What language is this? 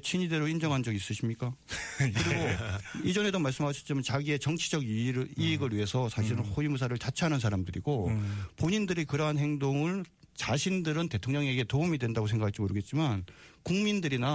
Korean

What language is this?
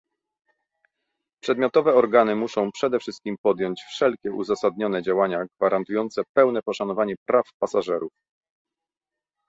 Polish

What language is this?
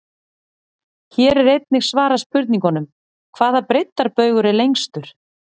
Icelandic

